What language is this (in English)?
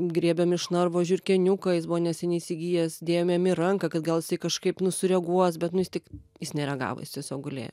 Lithuanian